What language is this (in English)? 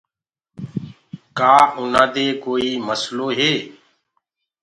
Gurgula